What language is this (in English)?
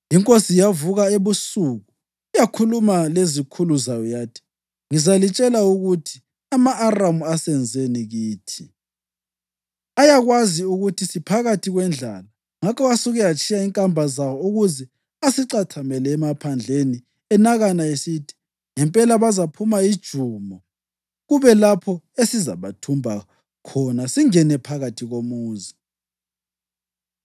North Ndebele